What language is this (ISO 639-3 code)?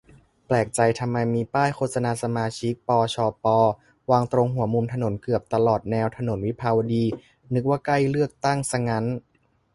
tha